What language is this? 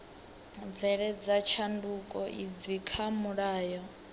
Venda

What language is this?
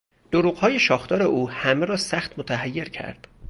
Persian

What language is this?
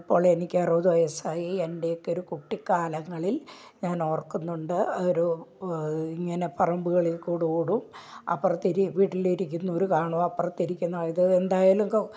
Malayalam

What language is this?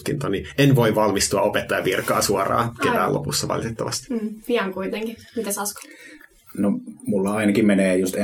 Finnish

